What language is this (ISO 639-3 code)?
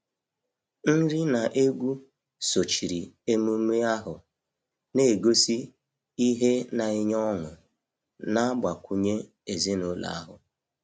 ibo